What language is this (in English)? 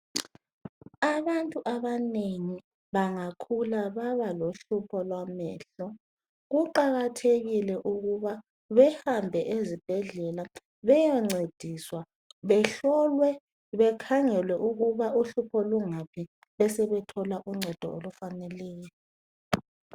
North Ndebele